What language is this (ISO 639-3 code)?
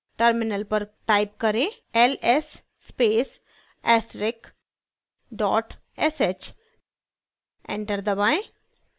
hin